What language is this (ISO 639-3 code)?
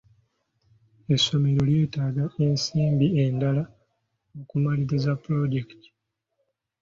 lug